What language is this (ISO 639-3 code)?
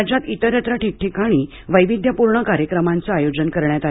mar